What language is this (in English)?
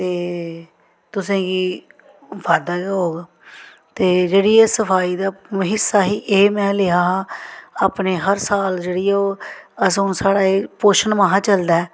Dogri